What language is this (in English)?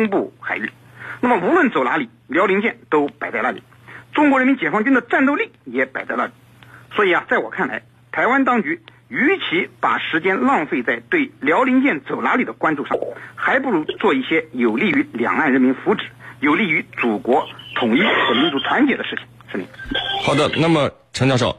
Chinese